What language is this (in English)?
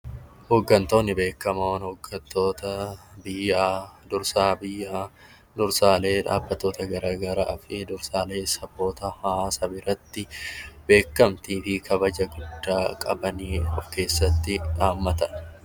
Oromo